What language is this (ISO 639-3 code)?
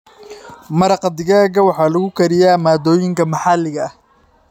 som